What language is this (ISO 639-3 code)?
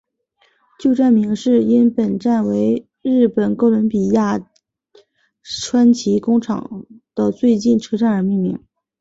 zho